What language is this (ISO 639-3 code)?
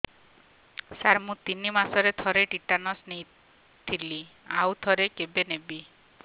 ori